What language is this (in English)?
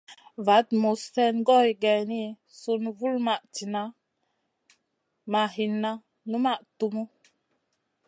Masana